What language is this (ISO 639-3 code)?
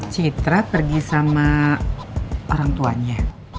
ind